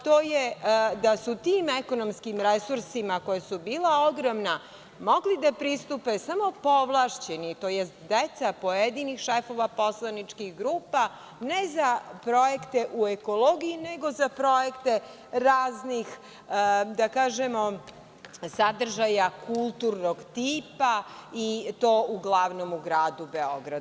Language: Serbian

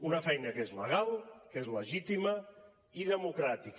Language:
Catalan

